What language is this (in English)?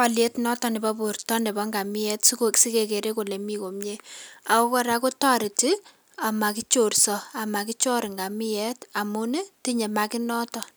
Kalenjin